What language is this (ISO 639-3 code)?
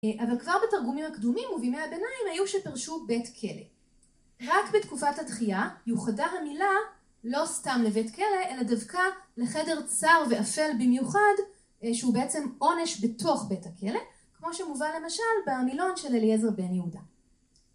heb